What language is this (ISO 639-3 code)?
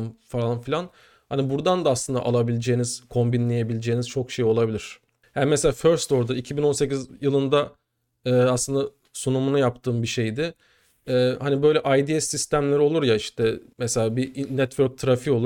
tur